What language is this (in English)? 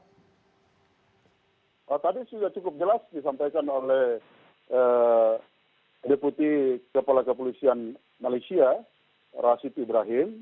Indonesian